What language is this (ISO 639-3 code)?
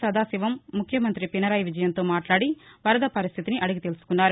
tel